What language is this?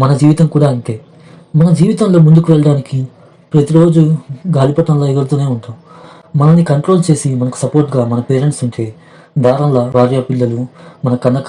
Telugu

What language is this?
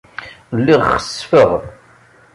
Kabyle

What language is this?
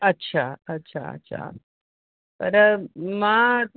Sindhi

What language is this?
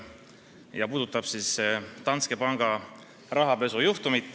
Estonian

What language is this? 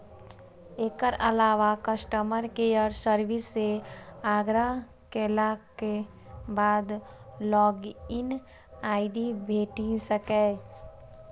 Maithili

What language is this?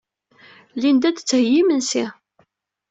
Kabyle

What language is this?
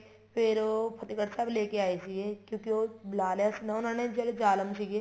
Punjabi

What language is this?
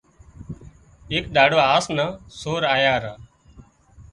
Wadiyara Koli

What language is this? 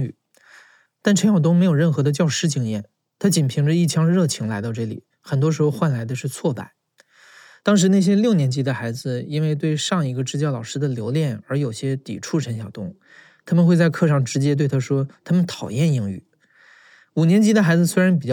Chinese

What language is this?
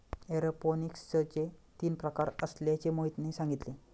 Marathi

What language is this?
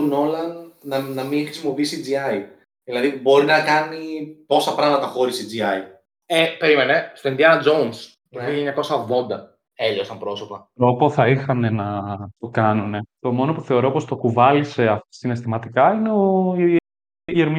Greek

